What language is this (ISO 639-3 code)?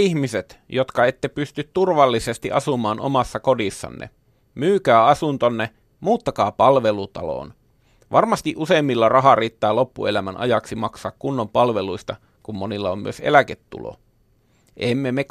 fin